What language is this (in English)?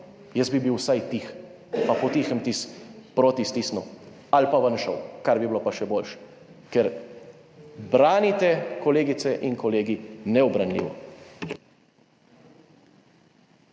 Slovenian